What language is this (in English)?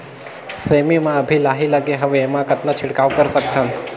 Chhattisgarhi